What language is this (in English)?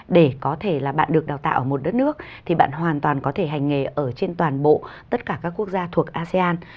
Vietnamese